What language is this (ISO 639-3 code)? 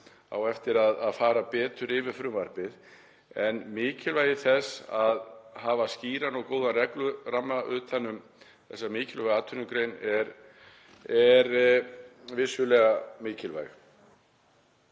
isl